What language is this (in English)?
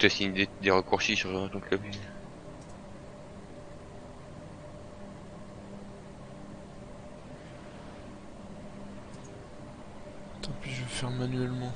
French